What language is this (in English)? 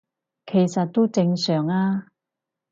Cantonese